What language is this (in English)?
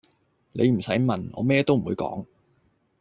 Cantonese